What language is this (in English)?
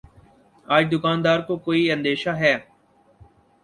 Urdu